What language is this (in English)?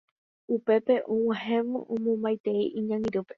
Guarani